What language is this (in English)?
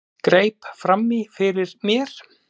Icelandic